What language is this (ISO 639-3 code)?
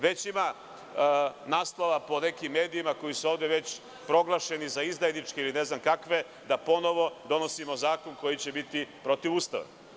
srp